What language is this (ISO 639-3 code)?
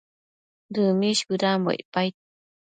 mcf